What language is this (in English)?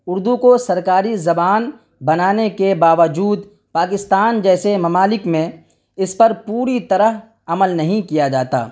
Urdu